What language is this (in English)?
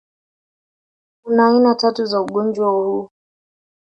Swahili